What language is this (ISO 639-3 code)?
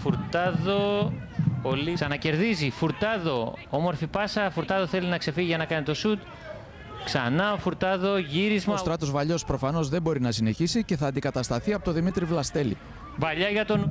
ell